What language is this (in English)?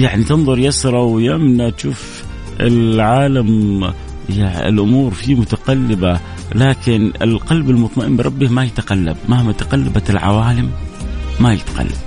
Arabic